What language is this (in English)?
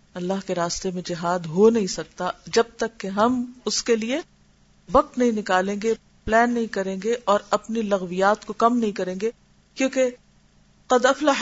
Urdu